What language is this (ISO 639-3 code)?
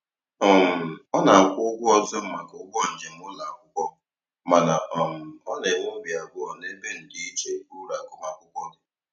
ibo